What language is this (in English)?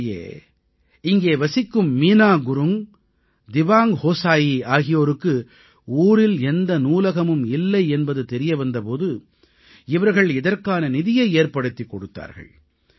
Tamil